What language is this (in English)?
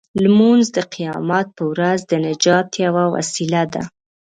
Pashto